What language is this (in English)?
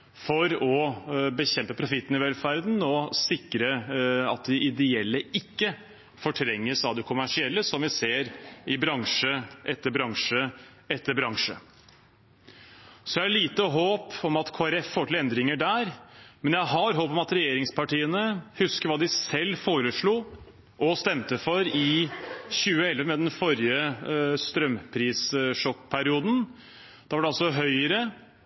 Norwegian Bokmål